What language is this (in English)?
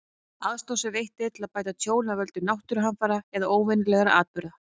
Icelandic